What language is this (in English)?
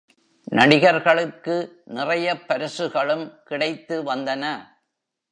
Tamil